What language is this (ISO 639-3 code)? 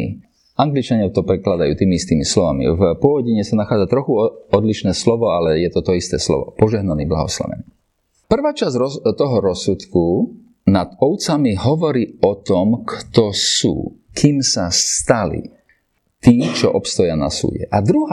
slk